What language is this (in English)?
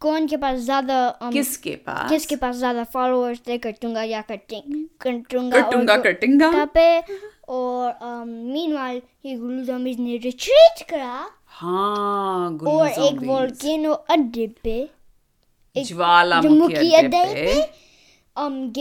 Hindi